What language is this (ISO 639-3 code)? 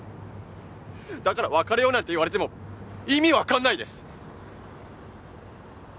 jpn